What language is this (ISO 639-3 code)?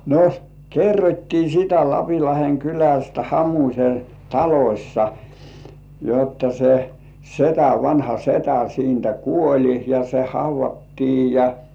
fin